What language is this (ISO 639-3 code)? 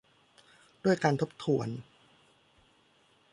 tha